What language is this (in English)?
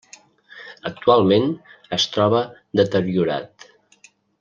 Catalan